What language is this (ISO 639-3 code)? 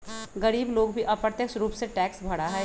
mag